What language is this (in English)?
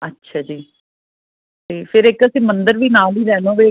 Punjabi